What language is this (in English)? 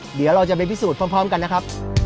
Thai